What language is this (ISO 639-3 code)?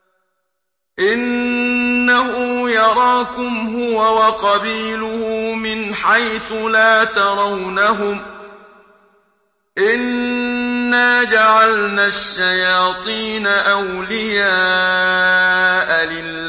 ara